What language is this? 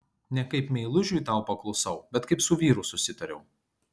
Lithuanian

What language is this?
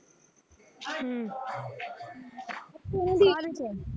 Punjabi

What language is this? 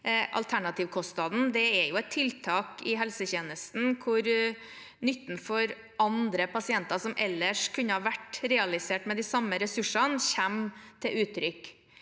Norwegian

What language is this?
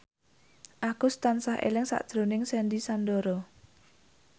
Javanese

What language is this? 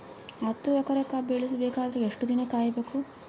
Kannada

